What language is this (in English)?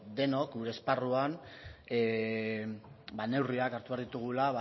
Basque